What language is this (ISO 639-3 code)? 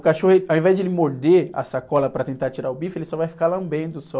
por